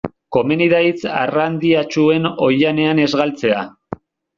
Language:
Basque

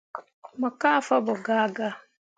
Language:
Mundang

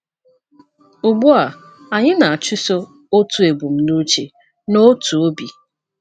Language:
Igbo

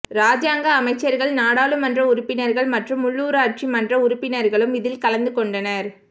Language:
Tamil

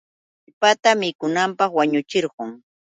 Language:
Yauyos Quechua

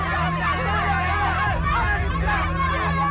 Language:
Indonesian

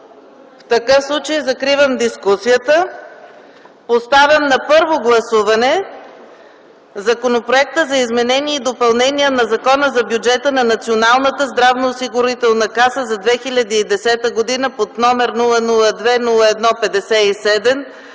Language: Bulgarian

